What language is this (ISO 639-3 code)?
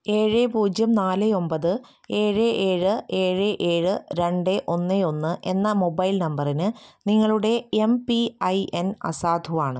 mal